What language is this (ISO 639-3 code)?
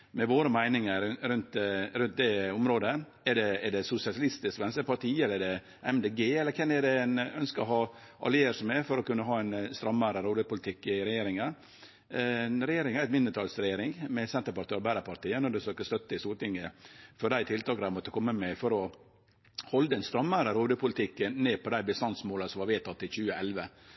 nno